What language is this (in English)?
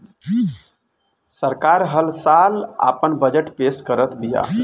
Bhojpuri